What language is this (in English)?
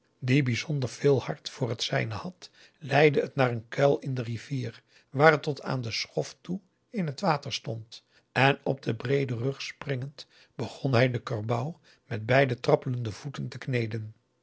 Dutch